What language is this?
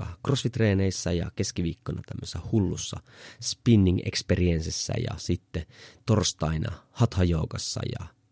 Finnish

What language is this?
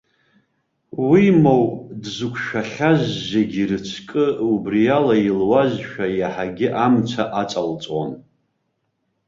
Abkhazian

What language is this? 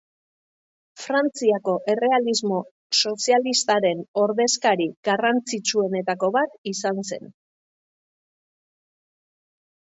Basque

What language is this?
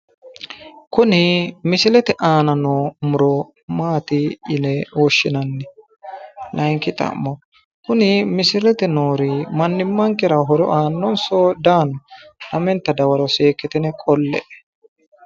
Sidamo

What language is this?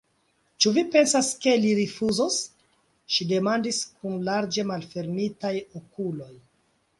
Esperanto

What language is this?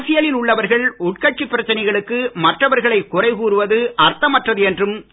Tamil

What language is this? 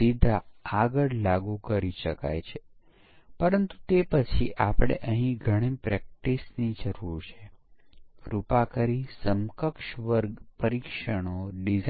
Gujarati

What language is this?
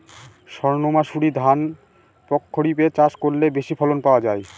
Bangla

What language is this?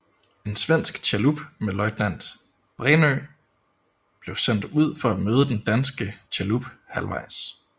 Danish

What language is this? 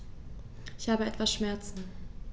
German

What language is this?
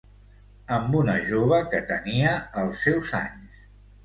Catalan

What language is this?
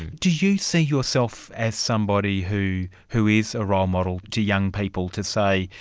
English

